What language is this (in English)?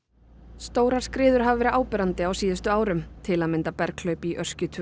Icelandic